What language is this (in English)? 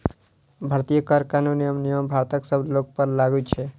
Maithili